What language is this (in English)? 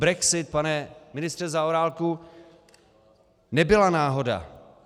Czech